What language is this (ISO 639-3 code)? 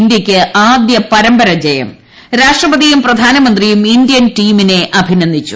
mal